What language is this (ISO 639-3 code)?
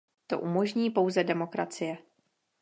ces